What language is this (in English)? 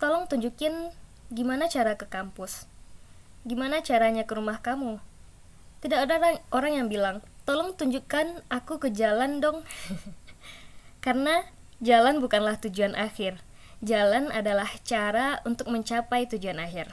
Indonesian